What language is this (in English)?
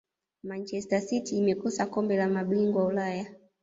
Swahili